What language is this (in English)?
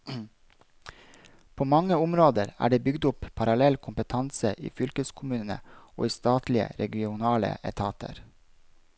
Norwegian